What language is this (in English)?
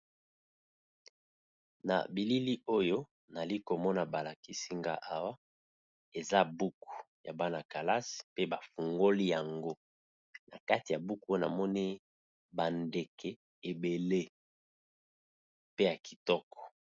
Lingala